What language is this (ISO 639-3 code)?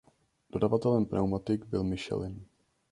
ces